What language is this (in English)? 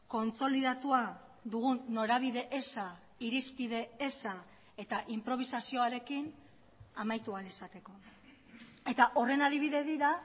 Basque